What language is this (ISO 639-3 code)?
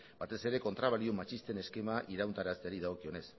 eus